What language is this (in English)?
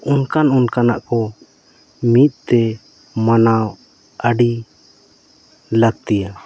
Santali